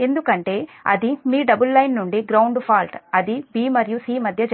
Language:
Telugu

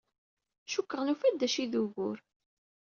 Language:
Kabyle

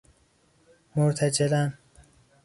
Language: Persian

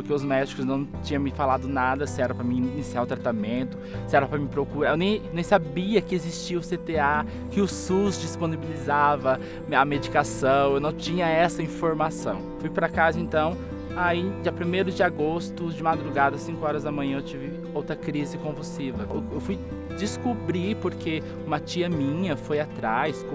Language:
Portuguese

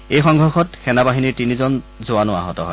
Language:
Assamese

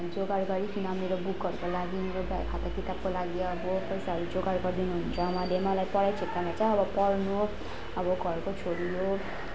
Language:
Nepali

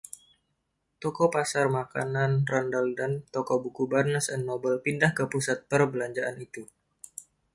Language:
Indonesian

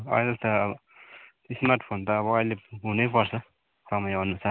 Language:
Nepali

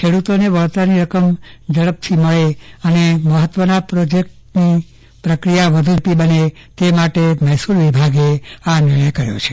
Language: Gujarati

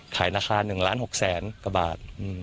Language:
Thai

